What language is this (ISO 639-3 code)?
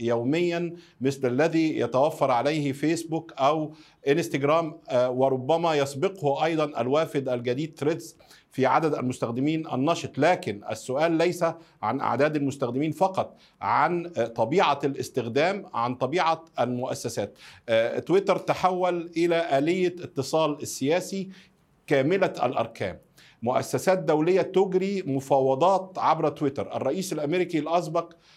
ara